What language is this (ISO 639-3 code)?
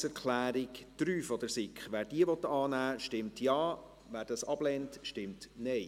gsw